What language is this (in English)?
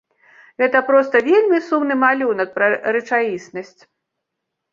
Belarusian